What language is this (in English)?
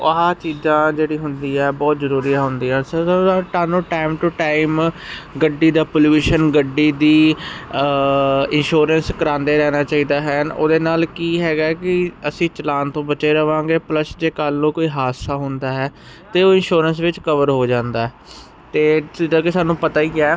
Punjabi